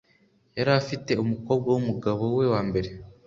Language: Kinyarwanda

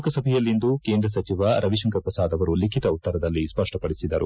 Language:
Kannada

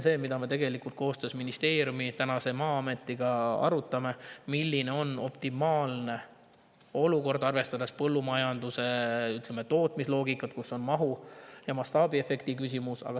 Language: Estonian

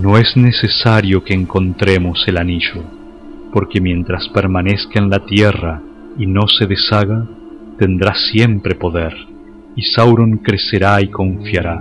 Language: Spanish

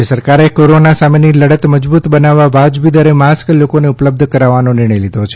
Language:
Gujarati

